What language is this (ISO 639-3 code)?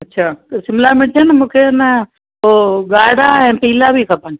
snd